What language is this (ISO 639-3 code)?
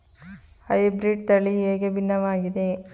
kan